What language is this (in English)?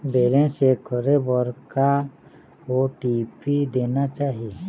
Chhattisgarhi